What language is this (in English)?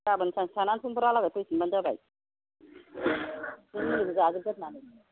Bodo